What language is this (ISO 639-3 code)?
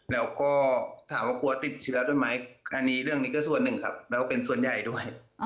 tha